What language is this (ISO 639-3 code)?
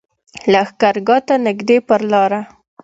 pus